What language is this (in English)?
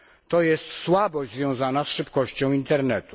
Polish